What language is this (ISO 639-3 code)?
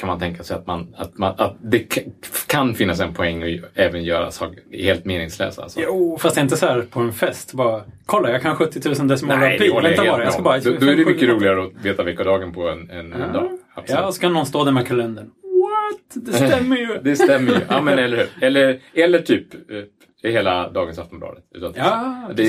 swe